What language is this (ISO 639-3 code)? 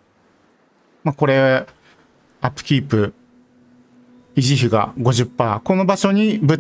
jpn